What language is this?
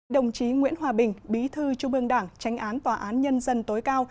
Vietnamese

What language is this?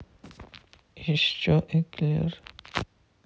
Russian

